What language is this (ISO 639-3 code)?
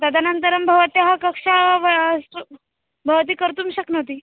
san